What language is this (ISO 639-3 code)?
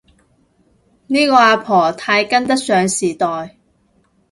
yue